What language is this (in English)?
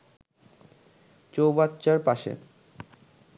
Bangla